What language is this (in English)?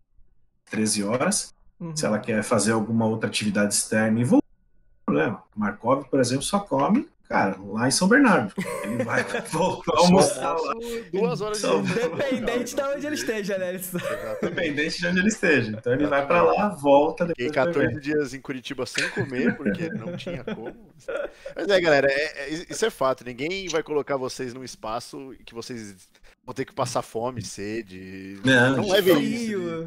Portuguese